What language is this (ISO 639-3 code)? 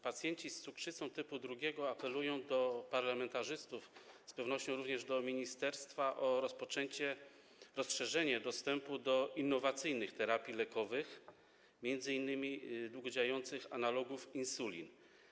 pol